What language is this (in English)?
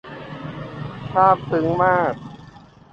Thai